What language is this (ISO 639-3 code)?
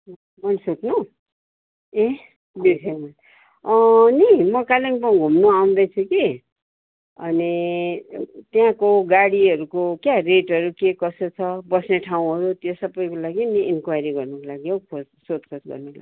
nep